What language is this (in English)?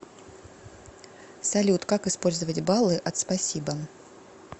Russian